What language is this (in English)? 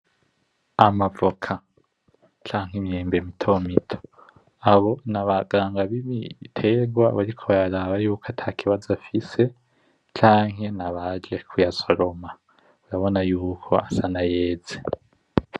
Rundi